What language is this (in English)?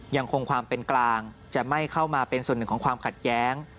Thai